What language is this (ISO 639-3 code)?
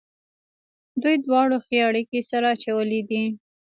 pus